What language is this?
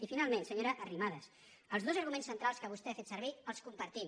Catalan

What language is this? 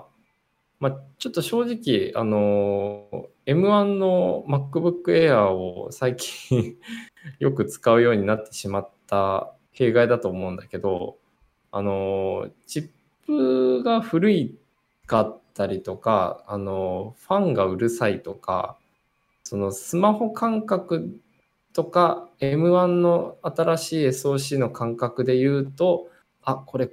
Japanese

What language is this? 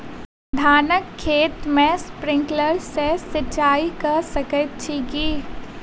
Maithili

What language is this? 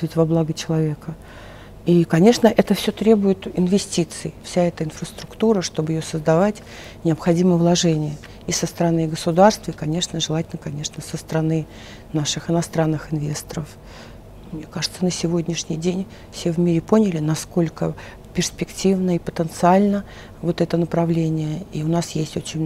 Russian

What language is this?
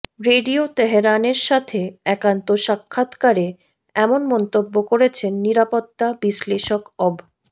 Bangla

